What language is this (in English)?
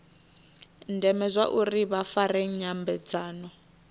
Venda